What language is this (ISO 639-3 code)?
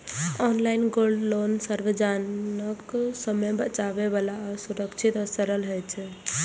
mai